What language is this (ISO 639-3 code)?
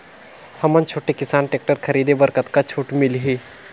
hne